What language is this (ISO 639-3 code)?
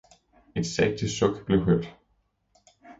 dan